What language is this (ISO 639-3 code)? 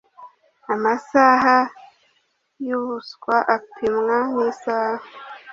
kin